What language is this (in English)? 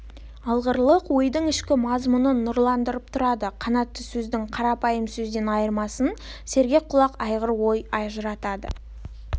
Kazakh